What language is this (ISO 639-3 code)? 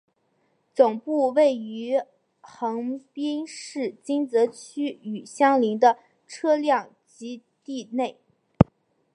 zho